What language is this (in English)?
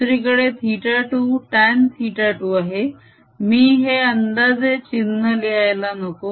Marathi